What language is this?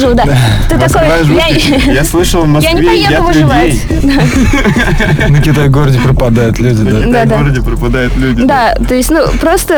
Russian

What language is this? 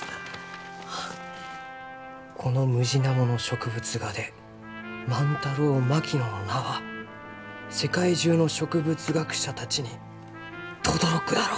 Japanese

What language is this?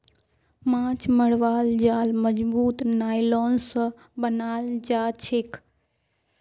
Magahi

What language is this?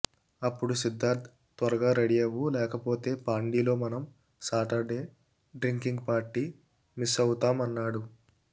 Telugu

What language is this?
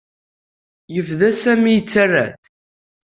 Kabyle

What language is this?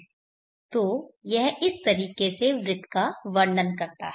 Hindi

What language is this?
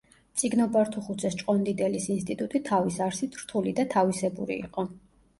Georgian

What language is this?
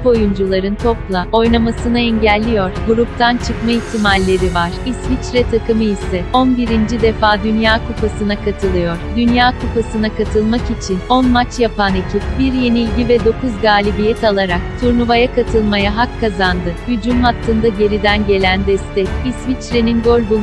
Turkish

